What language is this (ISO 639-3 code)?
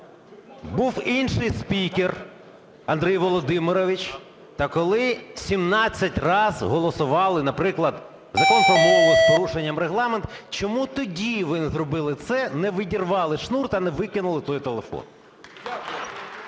ukr